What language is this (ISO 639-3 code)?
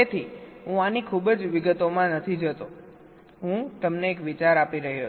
guj